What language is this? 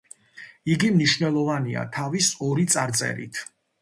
Georgian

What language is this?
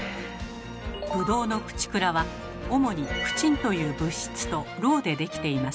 Japanese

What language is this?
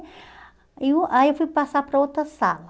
Portuguese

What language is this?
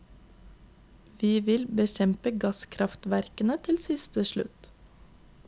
Norwegian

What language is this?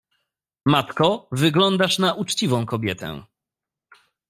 Polish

